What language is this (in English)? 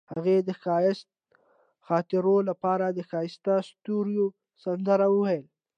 Pashto